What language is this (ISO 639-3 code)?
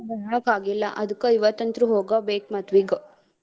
kan